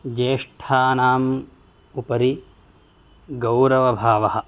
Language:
Sanskrit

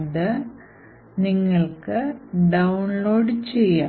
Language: Malayalam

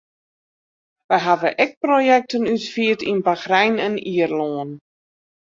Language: Western Frisian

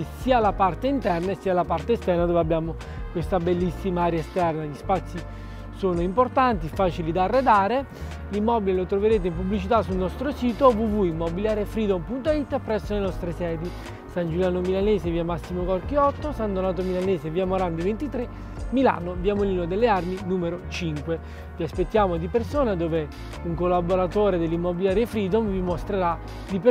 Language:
Italian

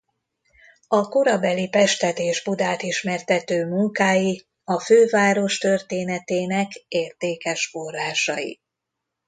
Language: Hungarian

